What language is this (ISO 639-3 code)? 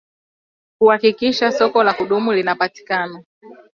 swa